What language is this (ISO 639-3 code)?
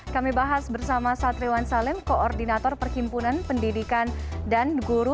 ind